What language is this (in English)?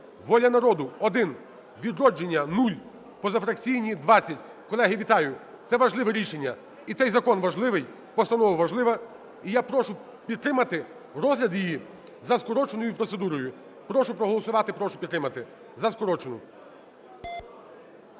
Ukrainian